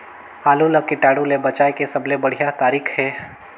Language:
Chhattisgarhi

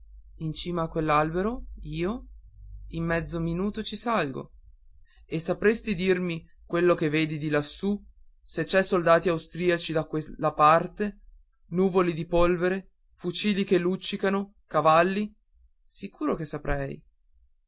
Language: Italian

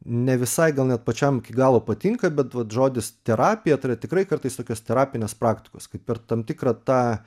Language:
Lithuanian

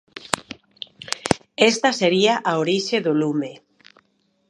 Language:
Galician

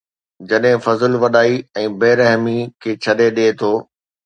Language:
Sindhi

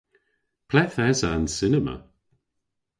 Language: Cornish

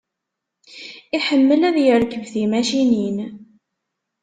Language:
Kabyle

